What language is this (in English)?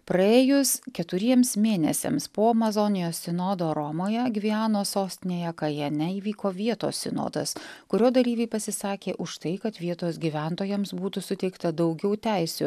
Lithuanian